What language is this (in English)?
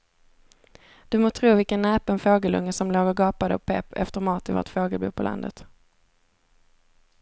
Swedish